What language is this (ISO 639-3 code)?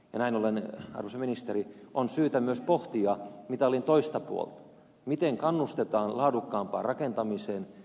fin